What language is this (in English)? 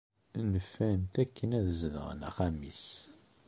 Kabyle